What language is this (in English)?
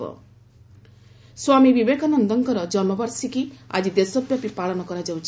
Odia